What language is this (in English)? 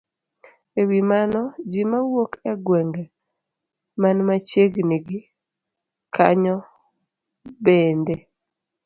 Luo (Kenya and Tanzania)